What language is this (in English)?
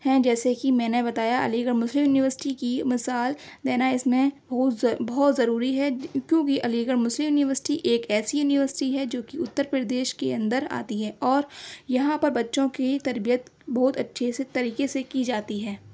Urdu